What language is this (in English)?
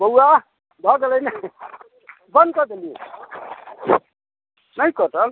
Maithili